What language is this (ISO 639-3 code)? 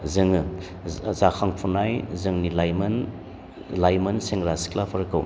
brx